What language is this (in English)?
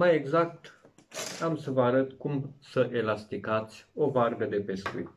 Romanian